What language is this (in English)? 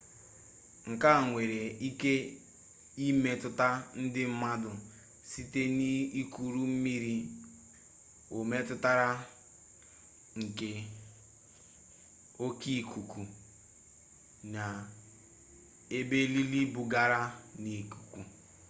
Igbo